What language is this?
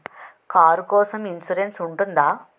Telugu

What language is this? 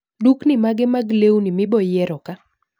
Luo (Kenya and Tanzania)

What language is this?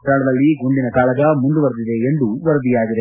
Kannada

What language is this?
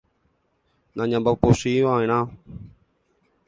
Guarani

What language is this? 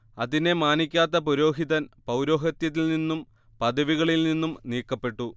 Malayalam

